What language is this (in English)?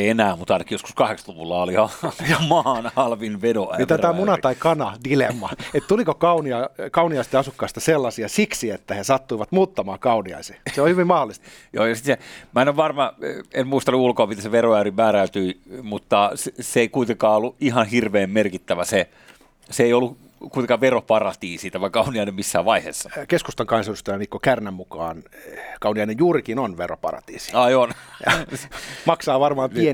Finnish